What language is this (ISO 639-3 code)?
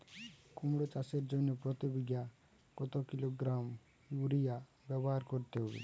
ben